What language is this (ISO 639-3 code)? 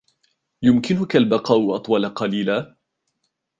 ara